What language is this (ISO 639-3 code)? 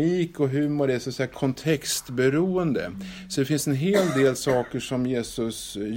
swe